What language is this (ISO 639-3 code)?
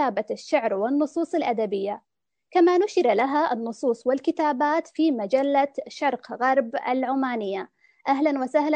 ara